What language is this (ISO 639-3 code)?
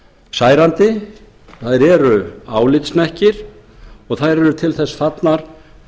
isl